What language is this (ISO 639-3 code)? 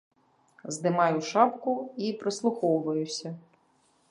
bel